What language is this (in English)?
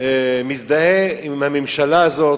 Hebrew